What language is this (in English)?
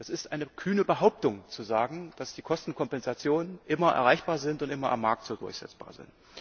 German